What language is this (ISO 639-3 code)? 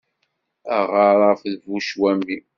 kab